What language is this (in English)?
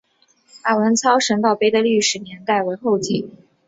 Chinese